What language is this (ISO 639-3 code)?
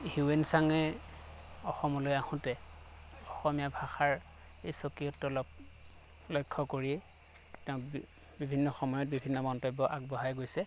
asm